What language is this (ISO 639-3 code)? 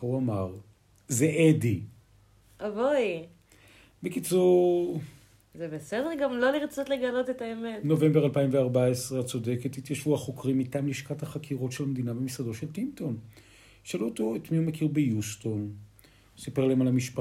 heb